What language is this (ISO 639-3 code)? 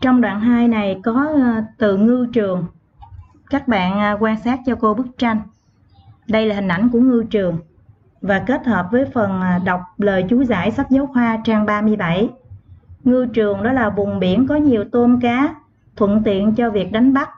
vie